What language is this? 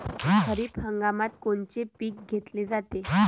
Marathi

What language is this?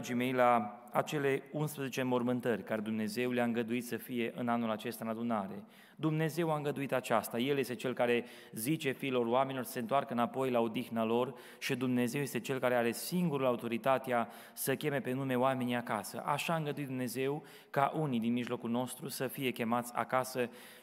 Romanian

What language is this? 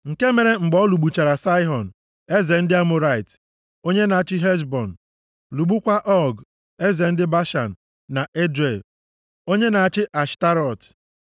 Igbo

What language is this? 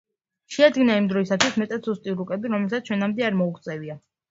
Georgian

